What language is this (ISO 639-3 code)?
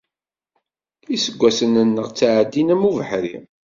kab